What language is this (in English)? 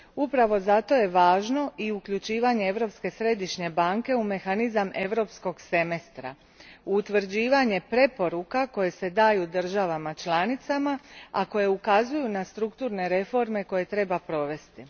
Croatian